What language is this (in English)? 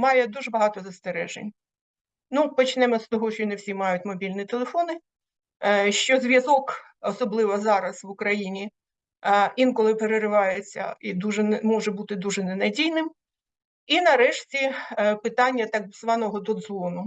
Ukrainian